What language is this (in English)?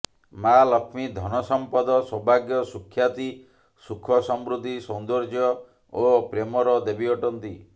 Odia